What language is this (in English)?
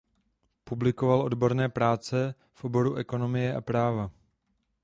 Czech